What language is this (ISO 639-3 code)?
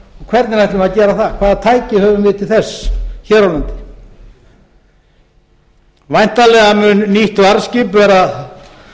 isl